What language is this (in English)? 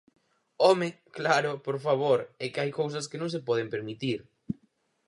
Galician